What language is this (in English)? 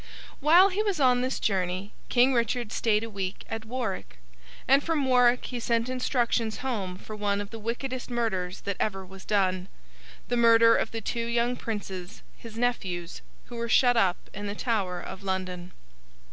English